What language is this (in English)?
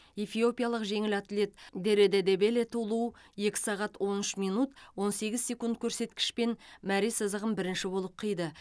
Kazakh